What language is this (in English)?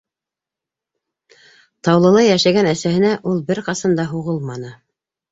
Bashkir